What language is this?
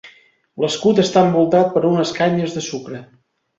Catalan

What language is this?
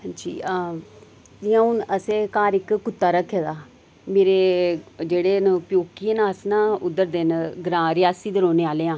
Dogri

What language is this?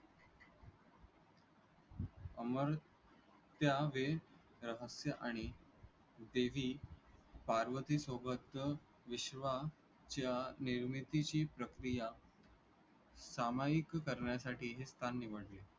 Marathi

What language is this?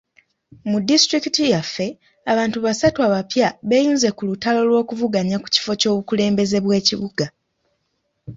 Ganda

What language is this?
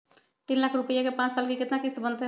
Magahi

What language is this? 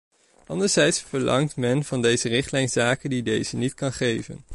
Dutch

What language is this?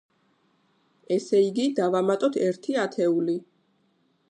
Georgian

